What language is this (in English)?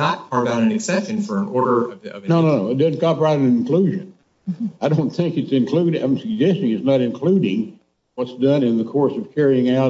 English